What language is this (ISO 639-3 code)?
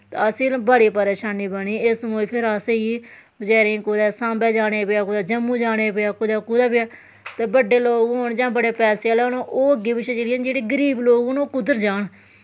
doi